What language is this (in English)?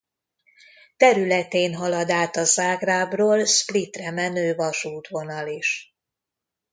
Hungarian